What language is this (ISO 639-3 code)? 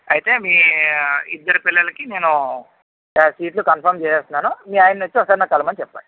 tel